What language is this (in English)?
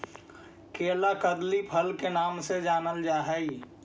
Magahi